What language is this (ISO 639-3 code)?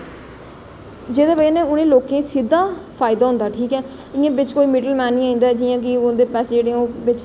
doi